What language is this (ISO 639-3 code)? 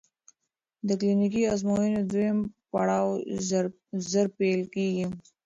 pus